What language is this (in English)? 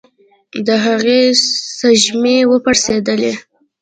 Pashto